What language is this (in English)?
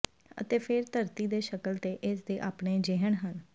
Punjabi